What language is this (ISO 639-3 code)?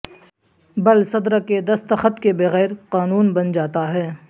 urd